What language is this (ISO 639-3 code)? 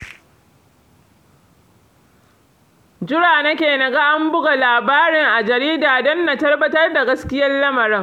hau